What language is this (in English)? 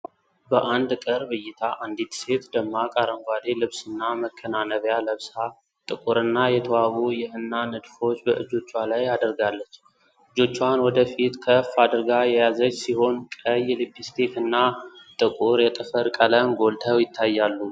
Amharic